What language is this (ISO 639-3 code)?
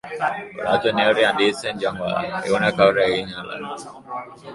eus